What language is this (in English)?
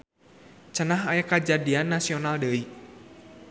Sundanese